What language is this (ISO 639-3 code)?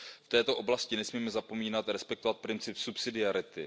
ces